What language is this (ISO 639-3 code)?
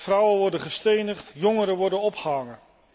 nld